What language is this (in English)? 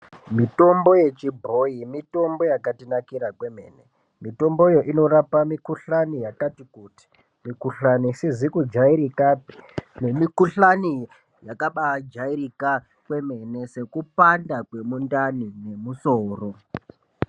Ndau